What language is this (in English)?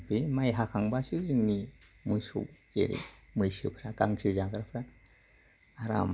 Bodo